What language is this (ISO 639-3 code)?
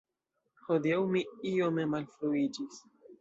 epo